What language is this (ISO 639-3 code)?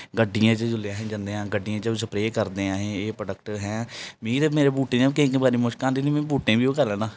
doi